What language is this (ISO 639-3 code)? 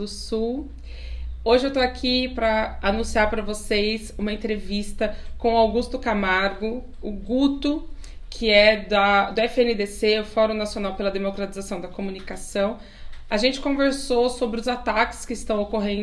por